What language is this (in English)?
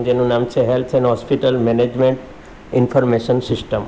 Gujarati